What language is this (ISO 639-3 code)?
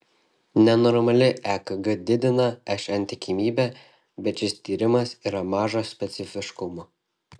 lit